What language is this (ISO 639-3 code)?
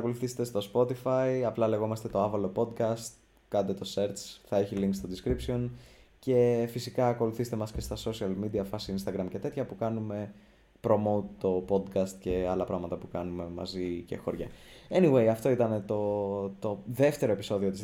ell